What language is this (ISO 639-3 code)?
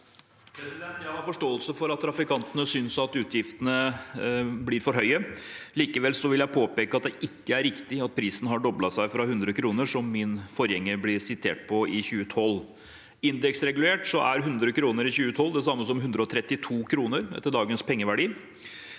nor